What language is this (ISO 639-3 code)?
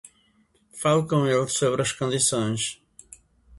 por